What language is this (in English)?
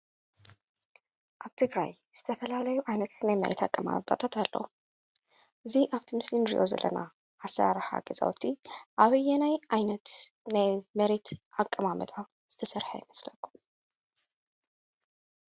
Tigrinya